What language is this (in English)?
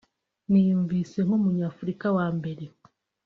Kinyarwanda